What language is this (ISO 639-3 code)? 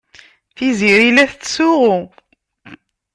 kab